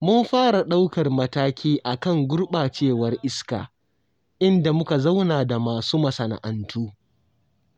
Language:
Hausa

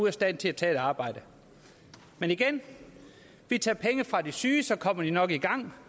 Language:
Danish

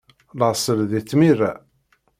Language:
Kabyle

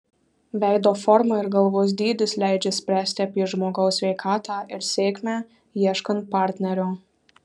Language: Lithuanian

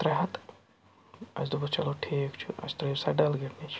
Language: Kashmiri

